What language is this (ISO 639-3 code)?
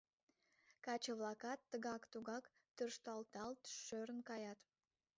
chm